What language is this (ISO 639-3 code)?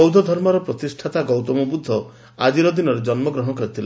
ori